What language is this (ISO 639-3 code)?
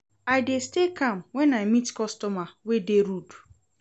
pcm